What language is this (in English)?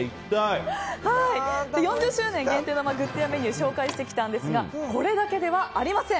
Japanese